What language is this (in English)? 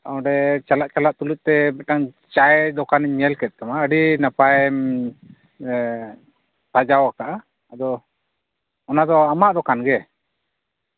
Santali